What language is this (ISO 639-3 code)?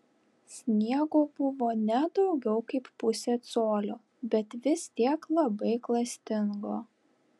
lit